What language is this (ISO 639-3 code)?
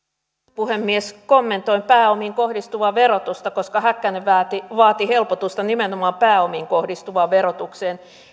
fin